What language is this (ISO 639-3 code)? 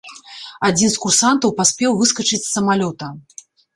bel